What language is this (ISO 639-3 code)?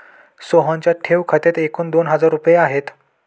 mar